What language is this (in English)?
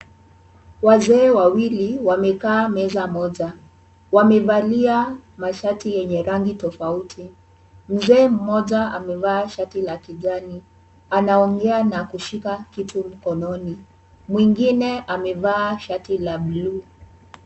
Swahili